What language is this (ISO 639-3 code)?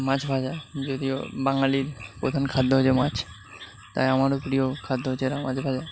ben